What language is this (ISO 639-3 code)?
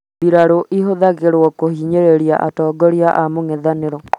kik